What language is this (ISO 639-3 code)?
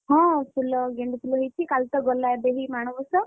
ori